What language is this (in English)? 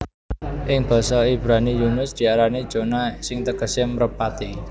Javanese